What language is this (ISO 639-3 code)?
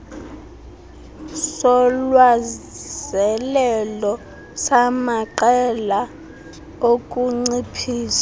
xho